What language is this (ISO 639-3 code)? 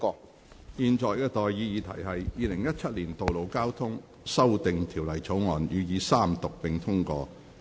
yue